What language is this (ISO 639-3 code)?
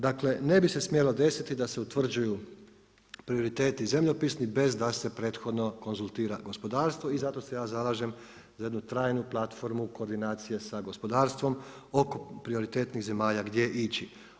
hrv